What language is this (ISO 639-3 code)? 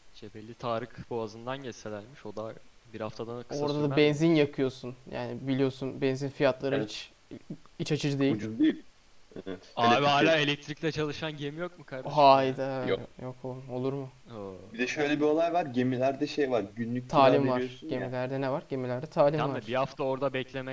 tur